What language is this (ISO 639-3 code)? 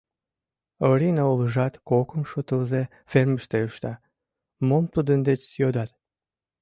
chm